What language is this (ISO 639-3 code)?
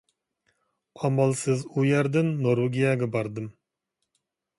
uig